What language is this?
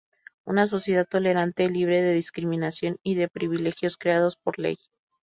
Spanish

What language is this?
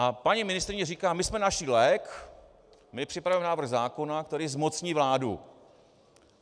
Czech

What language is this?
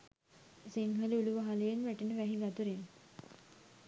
Sinhala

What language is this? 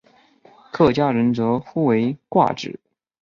Chinese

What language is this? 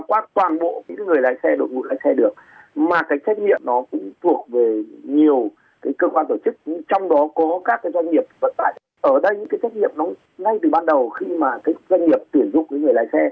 Vietnamese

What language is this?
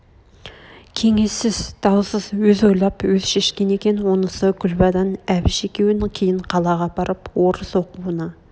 Kazakh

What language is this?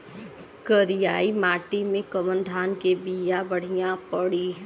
Bhojpuri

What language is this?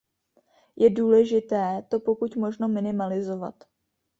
Czech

